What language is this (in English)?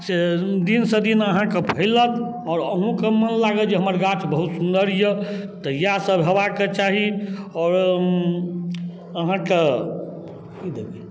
Maithili